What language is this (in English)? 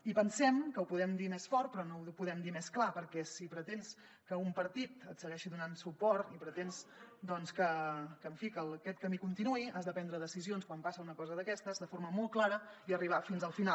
Catalan